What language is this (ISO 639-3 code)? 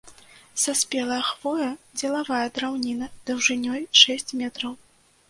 bel